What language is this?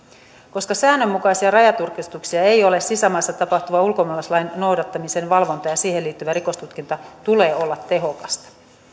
Finnish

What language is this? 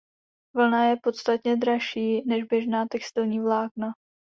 Czech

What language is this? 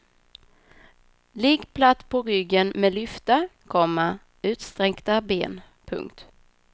Swedish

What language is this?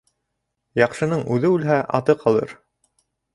Bashkir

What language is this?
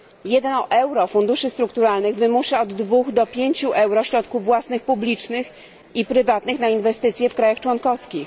Polish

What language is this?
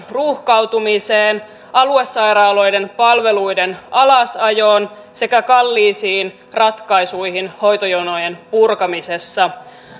Finnish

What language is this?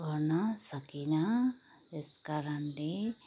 Nepali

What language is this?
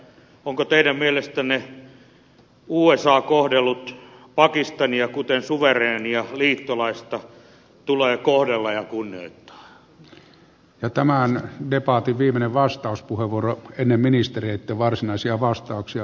Finnish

